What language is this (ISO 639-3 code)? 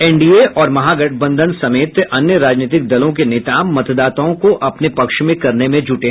hin